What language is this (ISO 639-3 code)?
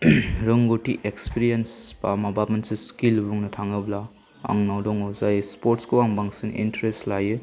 brx